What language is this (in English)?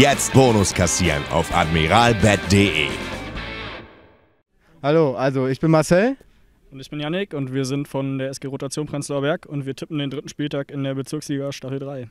German